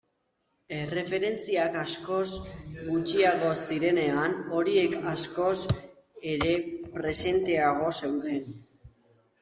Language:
Basque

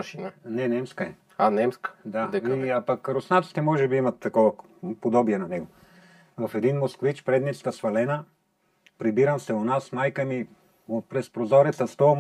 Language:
Bulgarian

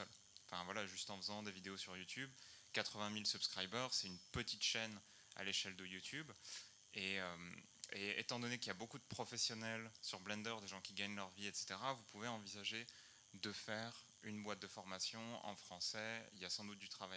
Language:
French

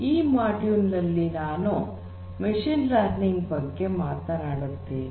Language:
Kannada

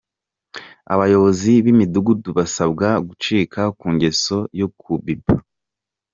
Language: Kinyarwanda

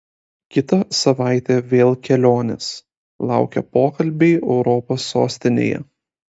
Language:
Lithuanian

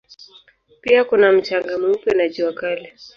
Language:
Swahili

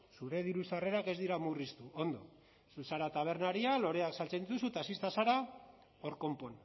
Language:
Basque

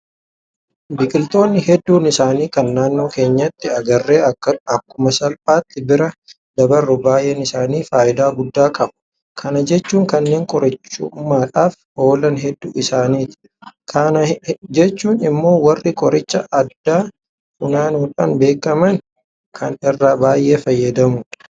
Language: Oromo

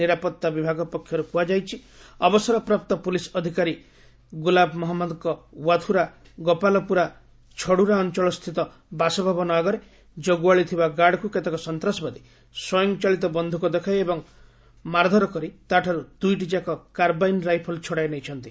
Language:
Odia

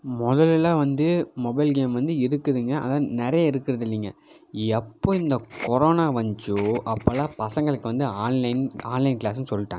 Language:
Tamil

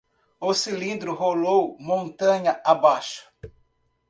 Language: Portuguese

